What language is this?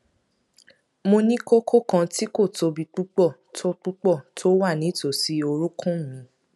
Yoruba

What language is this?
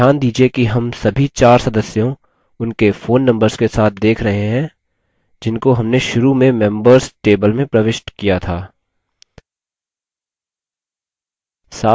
Hindi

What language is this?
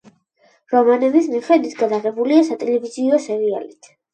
Georgian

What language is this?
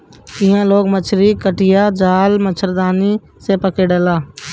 Bhojpuri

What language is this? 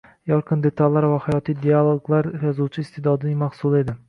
Uzbek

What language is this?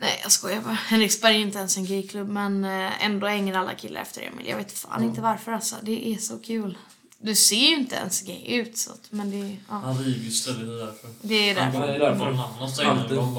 Swedish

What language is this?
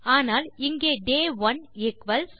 Tamil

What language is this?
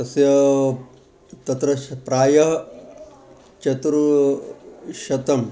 Sanskrit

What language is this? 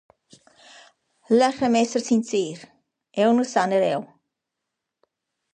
Romansh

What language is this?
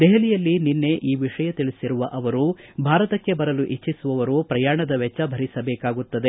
Kannada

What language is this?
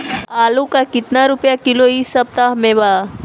Bhojpuri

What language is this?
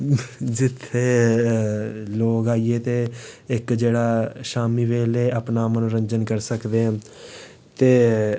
Dogri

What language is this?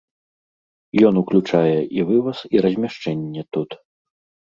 Belarusian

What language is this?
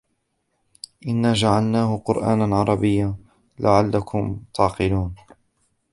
Arabic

